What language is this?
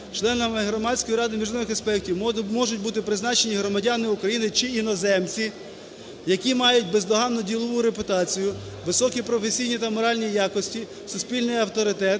Ukrainian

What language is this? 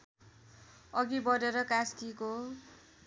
Nepali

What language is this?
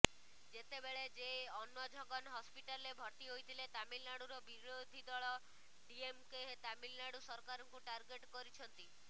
Odia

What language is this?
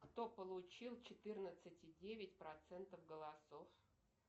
Russian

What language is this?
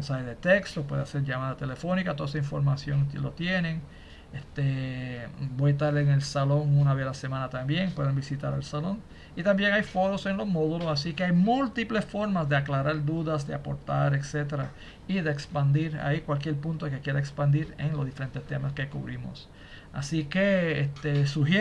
Spanish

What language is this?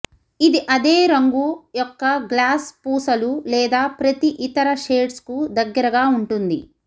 Telugu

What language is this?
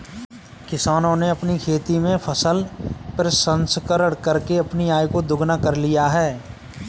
Hindi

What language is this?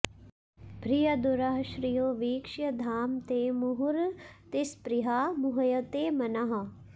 Sanskrit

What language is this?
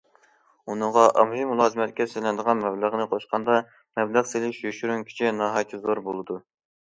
Uyghur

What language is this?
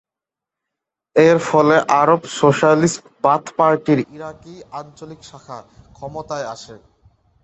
Bangla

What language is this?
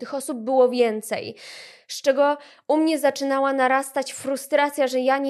Polish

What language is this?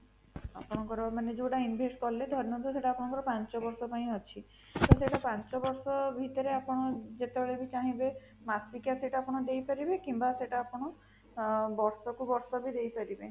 Odia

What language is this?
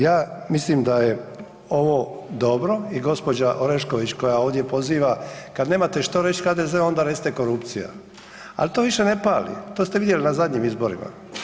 Croatian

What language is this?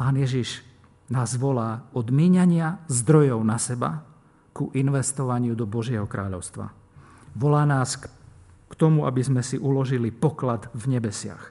Slovak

